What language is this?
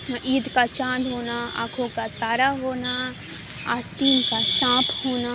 Urdu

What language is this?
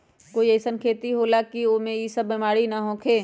Magahi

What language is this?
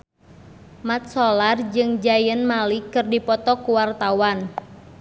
Sundanese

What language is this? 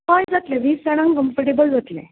Konkani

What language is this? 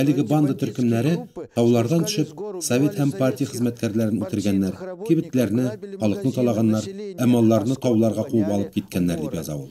Russian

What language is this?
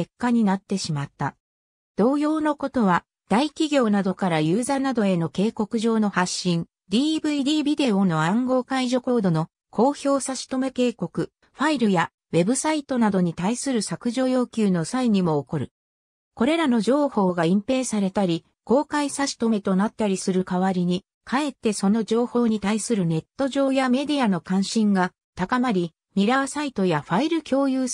Japanese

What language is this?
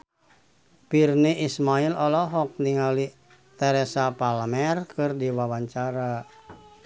Sundanese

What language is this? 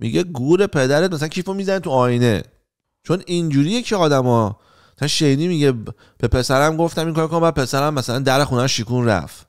Persian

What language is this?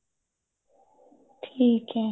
Punjabi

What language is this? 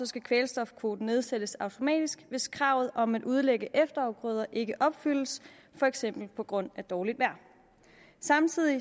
Danish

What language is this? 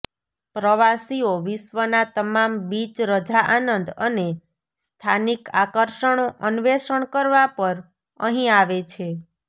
Gujarati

